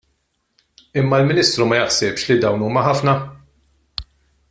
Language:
Maltese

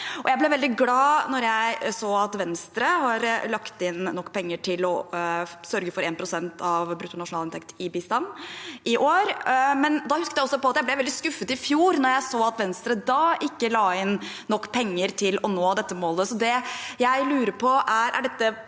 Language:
Norwegian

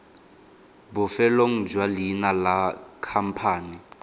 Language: Tswana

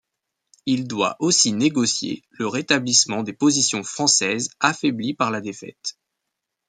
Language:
French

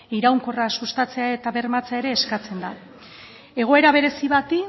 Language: Basque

